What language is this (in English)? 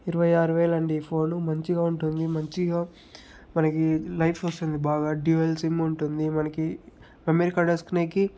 Telugu